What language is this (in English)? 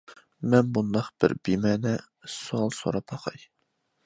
Uyghur